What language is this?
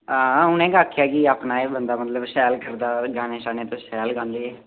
Dogri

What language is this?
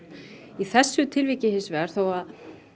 Icelandic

